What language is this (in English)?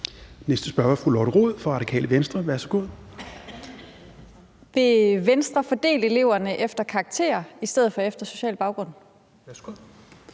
Danish